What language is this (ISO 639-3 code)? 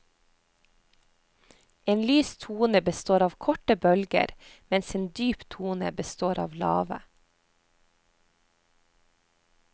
nor